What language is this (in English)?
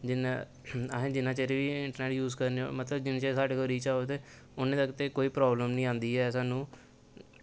Dogri